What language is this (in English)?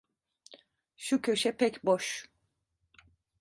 Turkish